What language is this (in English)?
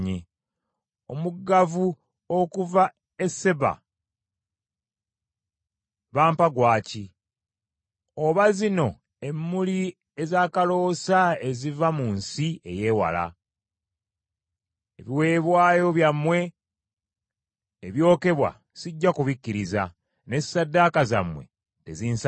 Ganda